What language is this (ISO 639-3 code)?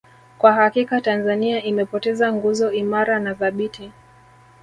swa